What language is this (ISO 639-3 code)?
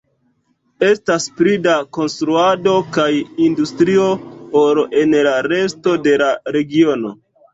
epo